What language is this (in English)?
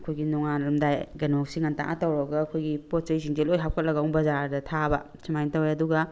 Manipuri